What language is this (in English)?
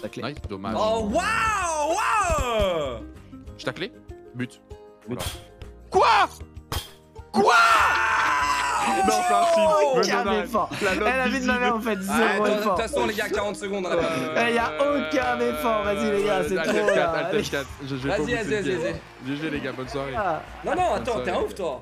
French